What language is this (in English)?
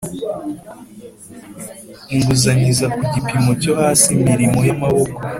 Kinyarwanda